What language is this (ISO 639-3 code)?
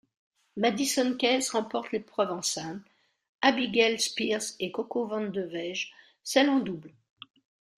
fra